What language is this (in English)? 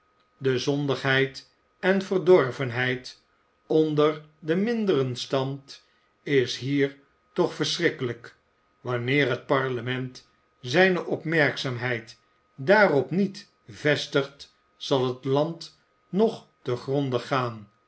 Dutch